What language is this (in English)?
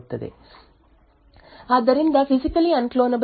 Kannada